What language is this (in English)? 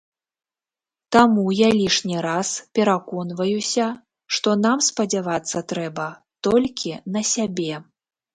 Belarusian